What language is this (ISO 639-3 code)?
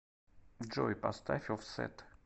rus